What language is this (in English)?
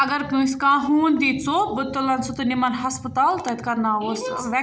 Kashmiri